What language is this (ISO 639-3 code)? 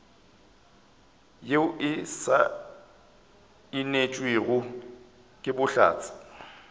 nso